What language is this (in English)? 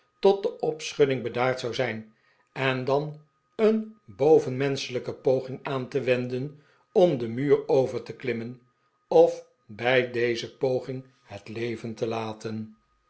Dutch